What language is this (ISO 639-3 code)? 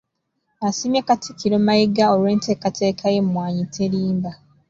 lug